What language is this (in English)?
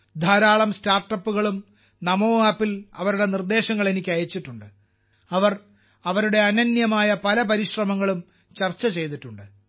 Malayalam